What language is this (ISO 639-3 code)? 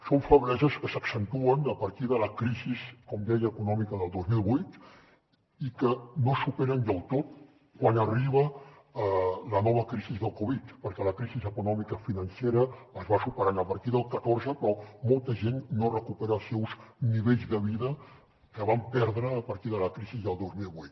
cat